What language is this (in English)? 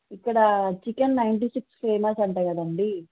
Telugu